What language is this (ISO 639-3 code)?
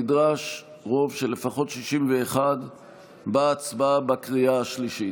heb